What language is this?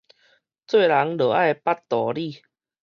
Min Nan Chinese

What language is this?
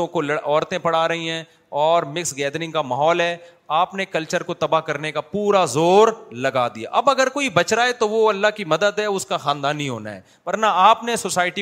Urdu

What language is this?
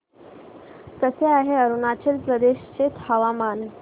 Marathi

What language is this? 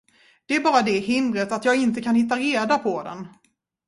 Swedish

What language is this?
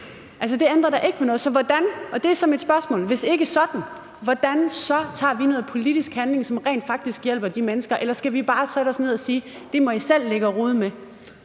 Danish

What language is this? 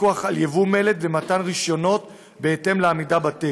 Hebrew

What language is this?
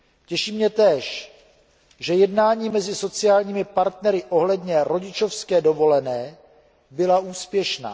Czech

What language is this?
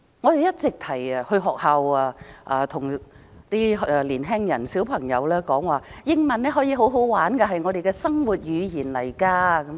Cantonese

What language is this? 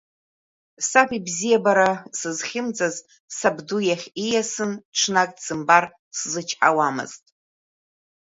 Abkhazian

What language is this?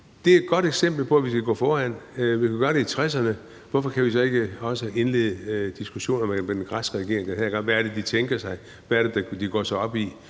Danish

